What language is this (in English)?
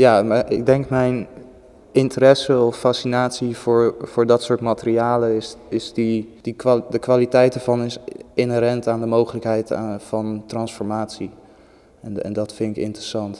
Dutch